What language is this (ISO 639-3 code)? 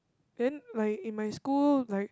eng